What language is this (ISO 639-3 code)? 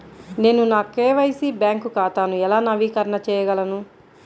tel